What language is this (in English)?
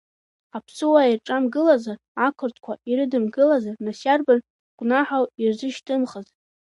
Abkhazian